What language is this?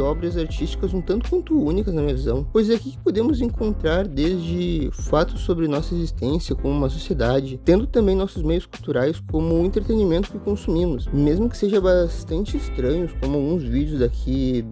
Portuguese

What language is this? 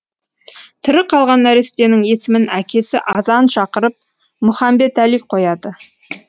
Kazakh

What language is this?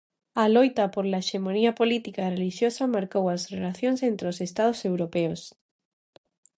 Galician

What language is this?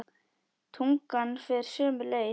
Icelandic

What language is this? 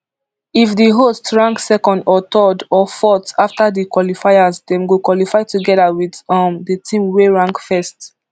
Nigerian Pidgin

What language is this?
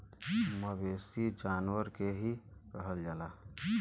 Bhojpuri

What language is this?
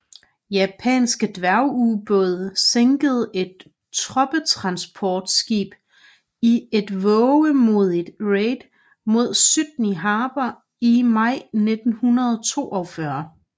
Danish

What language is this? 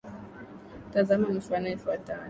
Swahili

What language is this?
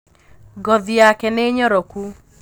Kikuyu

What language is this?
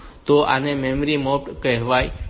Gujarati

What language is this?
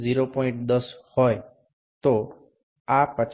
Gujarati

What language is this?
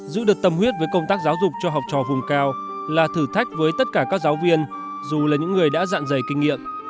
Vietnamese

